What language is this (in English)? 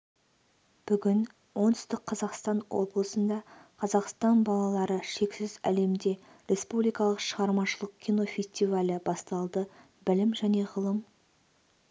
Kazakh